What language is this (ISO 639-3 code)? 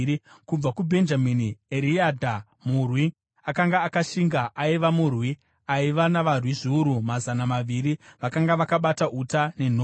sna